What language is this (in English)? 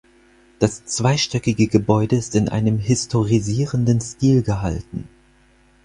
German